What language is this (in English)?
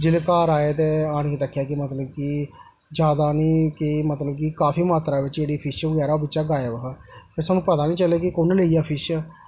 Dogri